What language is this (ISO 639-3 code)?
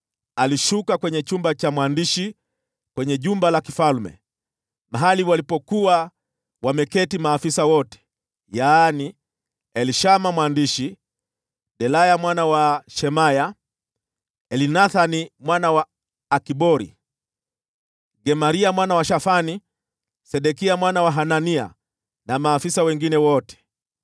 swa